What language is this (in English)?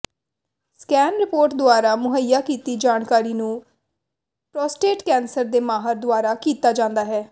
Punjabi